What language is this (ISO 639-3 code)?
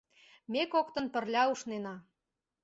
chm